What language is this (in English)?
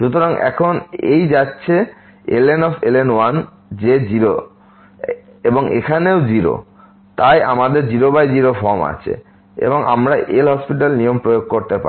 Bangla